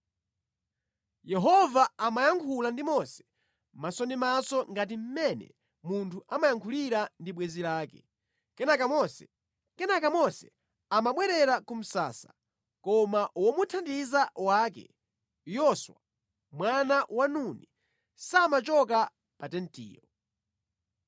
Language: Nyanja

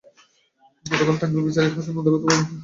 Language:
Bangla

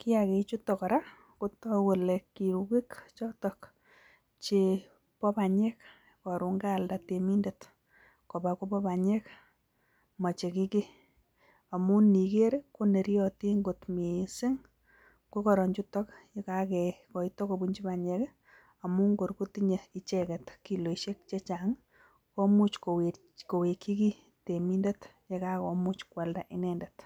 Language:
Kalenjin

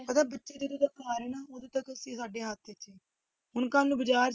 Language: Punjabi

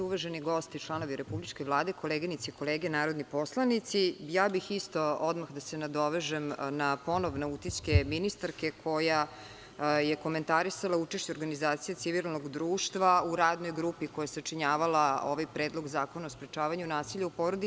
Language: Serbian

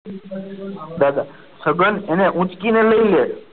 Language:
Gujarati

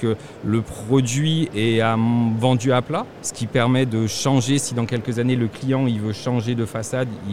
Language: French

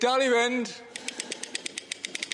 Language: Welsh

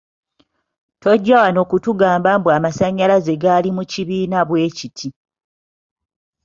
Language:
Ganda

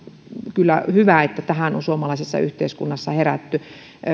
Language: Finnish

